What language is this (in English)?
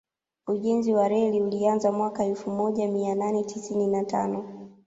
Swahili